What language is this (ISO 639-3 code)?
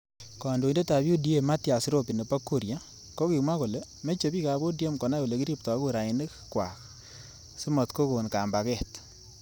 kln